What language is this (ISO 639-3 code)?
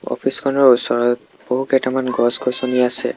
asm